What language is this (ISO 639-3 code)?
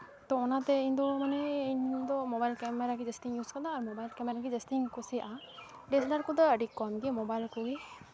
sat